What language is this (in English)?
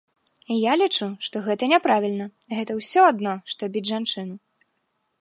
Belarusian